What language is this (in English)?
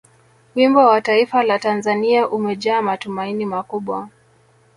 Swahili